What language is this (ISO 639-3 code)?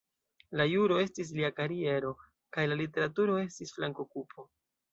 epo